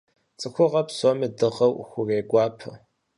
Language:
Kabardian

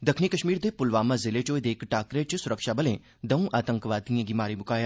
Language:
Dogri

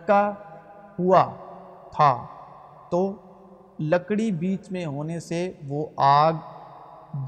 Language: Urdu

